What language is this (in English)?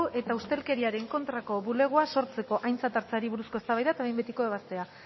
Basque